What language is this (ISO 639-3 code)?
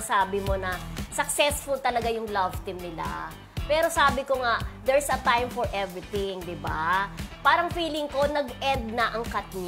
fil